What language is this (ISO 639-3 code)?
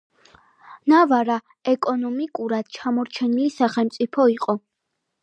kat